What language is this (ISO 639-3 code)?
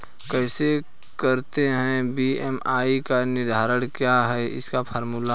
hin